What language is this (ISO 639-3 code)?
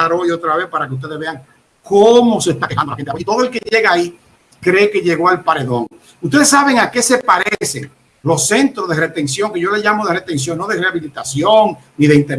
spa